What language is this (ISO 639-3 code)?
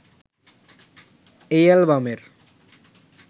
ben